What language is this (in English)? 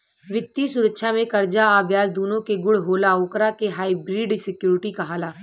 Bhojpuri